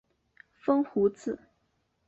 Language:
Chinese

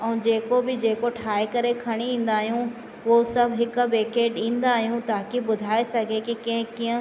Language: Sindhi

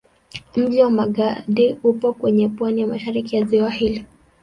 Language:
Swahili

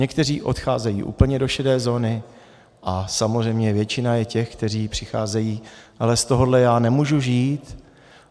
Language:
Czech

